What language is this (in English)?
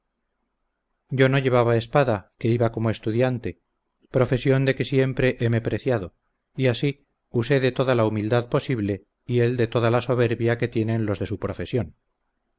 Spanish